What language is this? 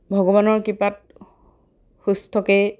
Assamese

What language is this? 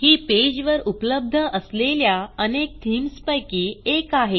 Marathi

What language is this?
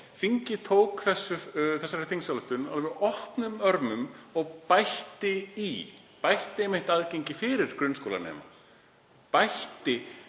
Icelandic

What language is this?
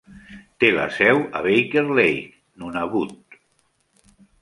Catalan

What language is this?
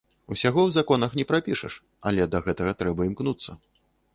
Belarusian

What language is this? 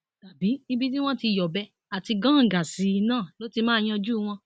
Yoruba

